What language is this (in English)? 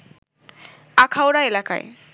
Bangla